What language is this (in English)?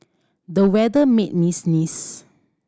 English